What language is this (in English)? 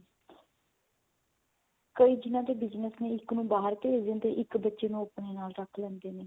Punjabi